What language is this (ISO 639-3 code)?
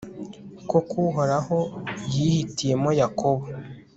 kin